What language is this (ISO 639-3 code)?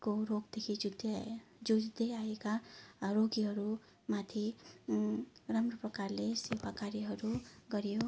nep